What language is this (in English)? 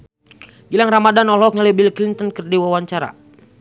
Sundanese